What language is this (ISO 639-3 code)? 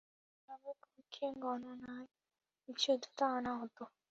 ben